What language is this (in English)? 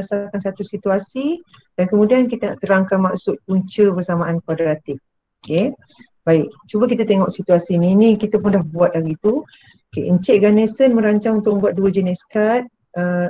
Malay